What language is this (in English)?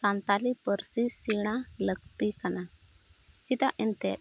Santali